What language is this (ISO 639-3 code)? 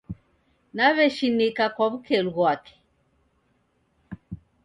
dav